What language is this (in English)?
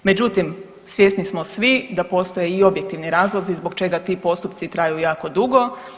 Croatian